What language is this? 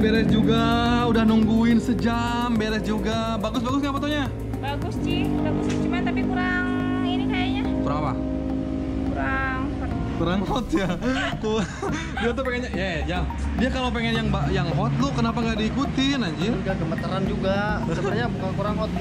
Indonesian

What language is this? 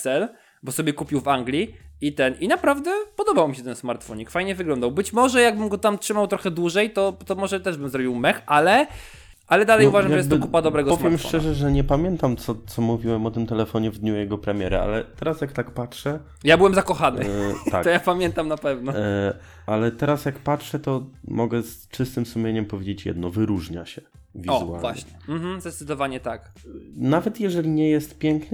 Polish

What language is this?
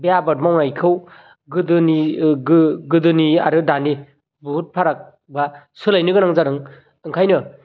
Bodo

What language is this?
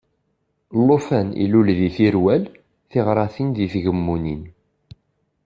Kabyle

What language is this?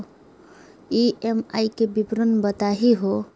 Magahi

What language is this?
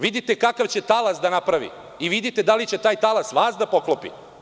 Serbian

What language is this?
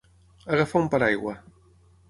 Catalan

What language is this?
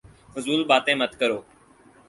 Urdu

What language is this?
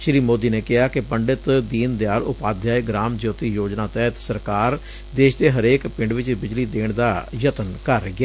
Punjabi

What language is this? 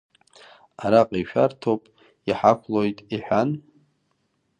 Abkhazian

